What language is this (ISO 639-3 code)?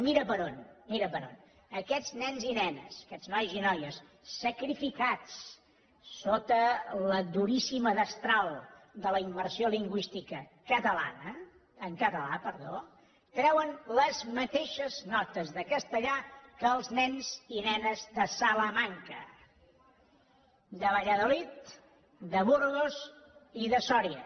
cat